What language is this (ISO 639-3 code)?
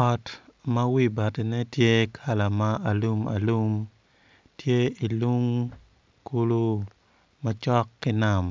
ach